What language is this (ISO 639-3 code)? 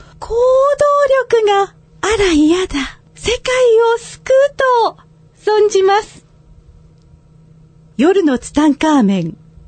jpn